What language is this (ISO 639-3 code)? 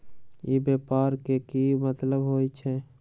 mag